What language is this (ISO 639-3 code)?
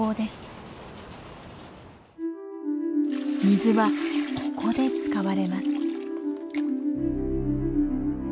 jpn